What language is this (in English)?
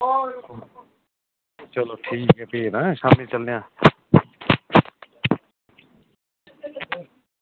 Dogri